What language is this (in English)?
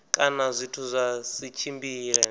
Venda